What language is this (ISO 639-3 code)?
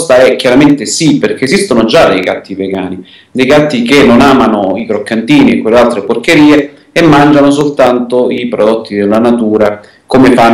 ita